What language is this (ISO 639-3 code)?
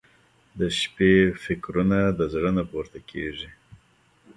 pus